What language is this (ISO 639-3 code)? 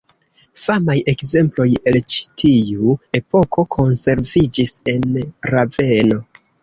epo